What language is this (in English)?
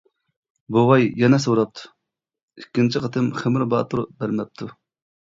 Uyghur